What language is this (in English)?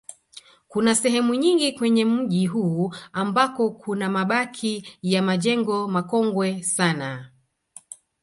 Swahili